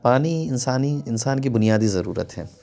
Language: Urdu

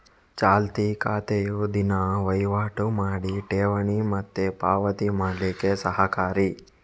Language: Kannada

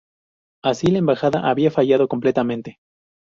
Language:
Spanish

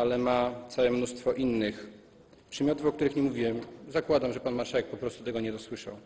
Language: Polish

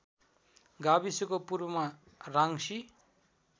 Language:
Nepali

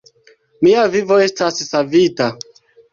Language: Esperanto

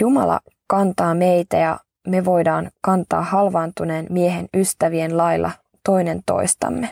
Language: Finnish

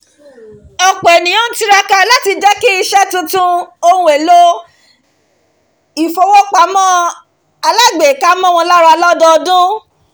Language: Yoruba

